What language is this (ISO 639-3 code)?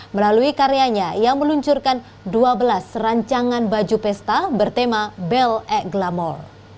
ind